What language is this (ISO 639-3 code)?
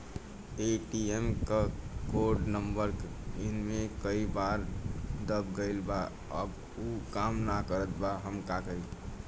bho